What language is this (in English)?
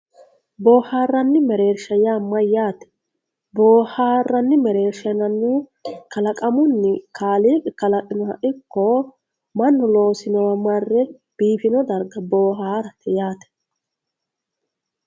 Sidamo